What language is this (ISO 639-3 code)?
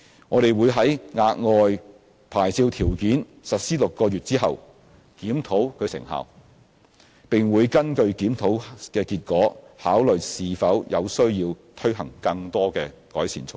yue